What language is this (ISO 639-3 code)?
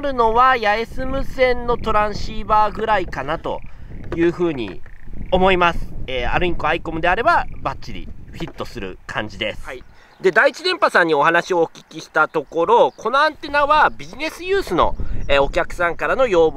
jpn